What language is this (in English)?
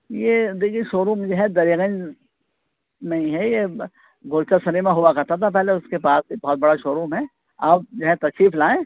Urdu